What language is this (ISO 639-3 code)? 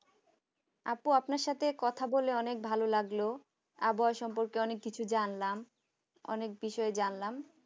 ben